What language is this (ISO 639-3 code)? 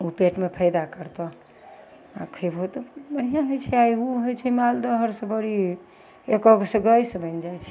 mai